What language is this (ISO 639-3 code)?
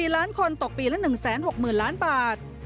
tha